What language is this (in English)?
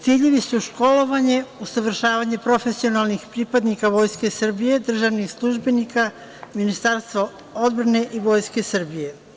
Serbian